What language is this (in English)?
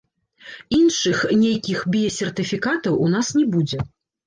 Belarusian